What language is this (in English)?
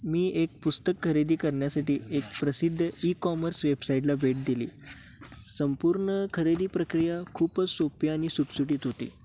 Marathi